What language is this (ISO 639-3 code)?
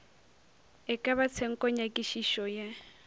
nso